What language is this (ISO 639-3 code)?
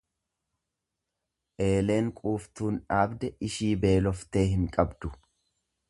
orm